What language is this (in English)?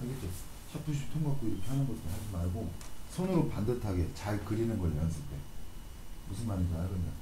Korean